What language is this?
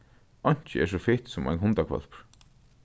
Faroese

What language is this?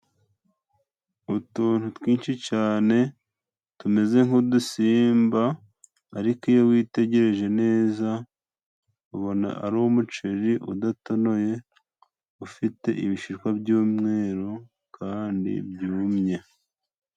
Kinyarwanda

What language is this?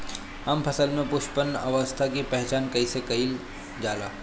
Bhojpuri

